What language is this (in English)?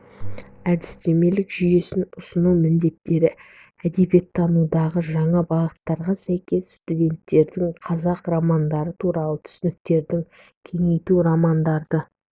Kazakh